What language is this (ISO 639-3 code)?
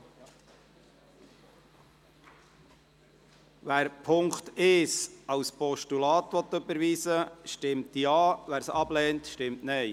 gsw